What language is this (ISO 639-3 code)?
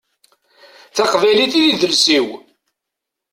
kab